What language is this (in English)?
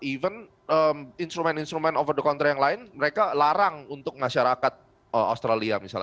Indonesian